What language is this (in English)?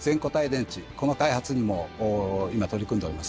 Japanese